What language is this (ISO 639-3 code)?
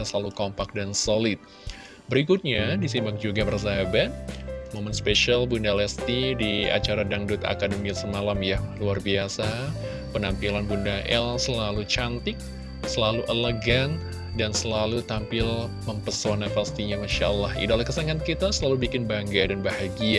ind